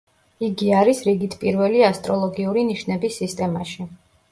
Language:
Georgian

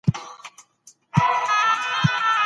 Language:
Pashto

